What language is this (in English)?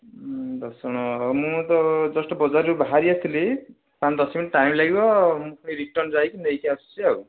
Odia